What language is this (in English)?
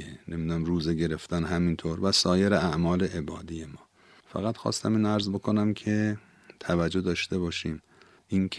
Persian